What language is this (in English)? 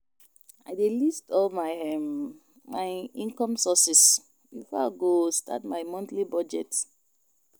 Nigerian Pidgin